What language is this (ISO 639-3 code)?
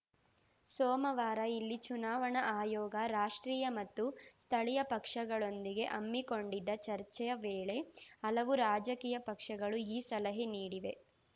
kan